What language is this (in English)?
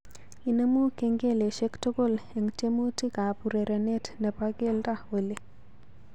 Kalenjin